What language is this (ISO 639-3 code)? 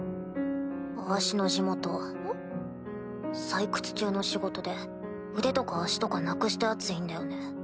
jpn